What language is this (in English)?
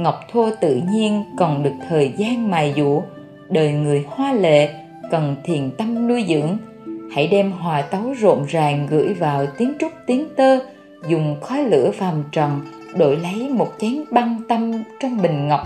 Vietnamese